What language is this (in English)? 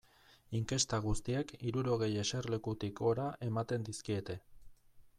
Basque